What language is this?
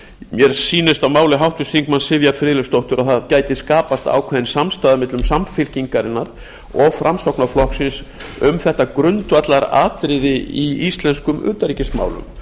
Icelandic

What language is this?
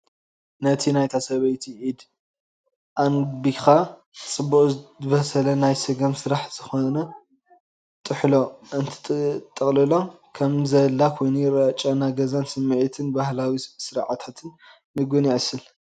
Tigrinya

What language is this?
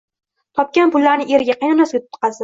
Uzbek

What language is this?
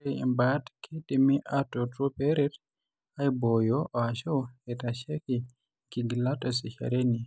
Masai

